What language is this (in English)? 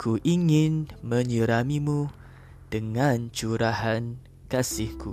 Malay